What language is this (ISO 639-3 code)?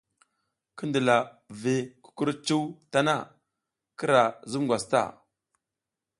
giz